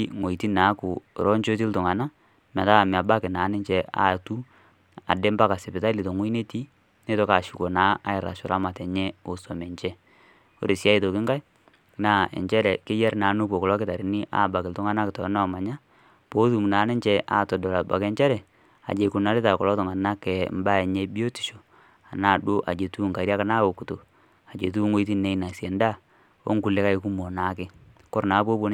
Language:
Masai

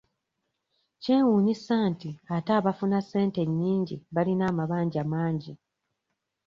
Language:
Ganda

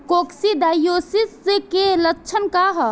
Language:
Bhojpuri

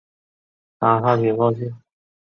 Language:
Chinese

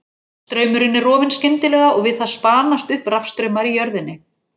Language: Icelandic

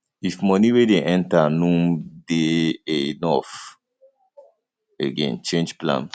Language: Nigerian Pidgin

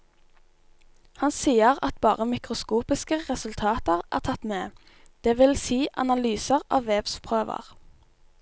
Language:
Norwegian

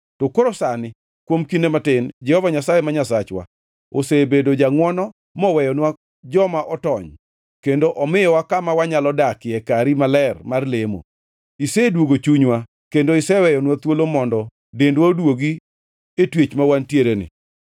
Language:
Luo (Kenya and Tanzania)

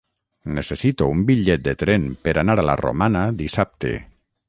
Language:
Catalan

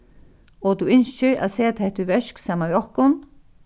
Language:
Faroese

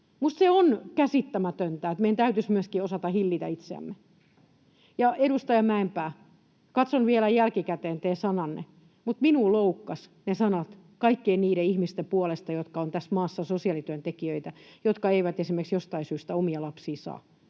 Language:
Finnish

